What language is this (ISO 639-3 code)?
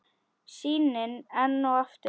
isl